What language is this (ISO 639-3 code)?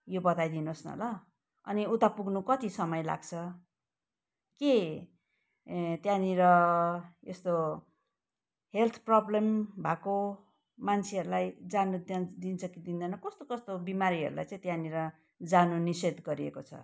nep